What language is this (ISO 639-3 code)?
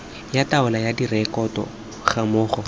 tsn